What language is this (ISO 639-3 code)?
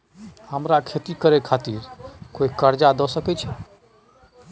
mai